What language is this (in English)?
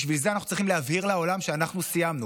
Hebrew